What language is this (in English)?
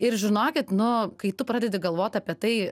Lithuanian